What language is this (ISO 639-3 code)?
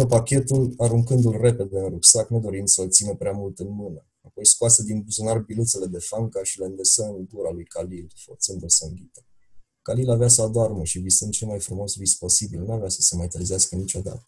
ron